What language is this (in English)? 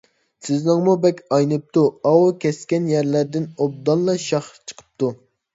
Uyghur